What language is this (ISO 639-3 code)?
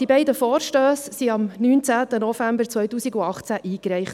gsw